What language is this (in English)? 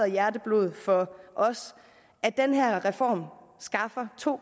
Danish